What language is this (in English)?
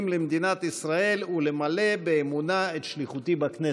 Hebrew